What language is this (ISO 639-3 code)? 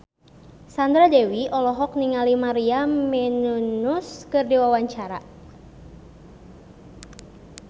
sun